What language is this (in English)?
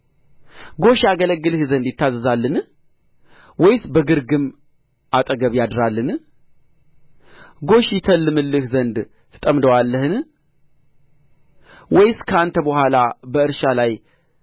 Amharic